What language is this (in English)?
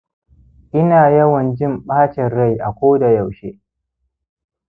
Hausa